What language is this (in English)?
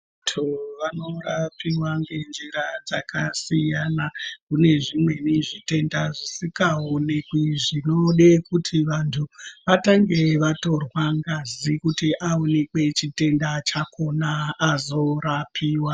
Ndau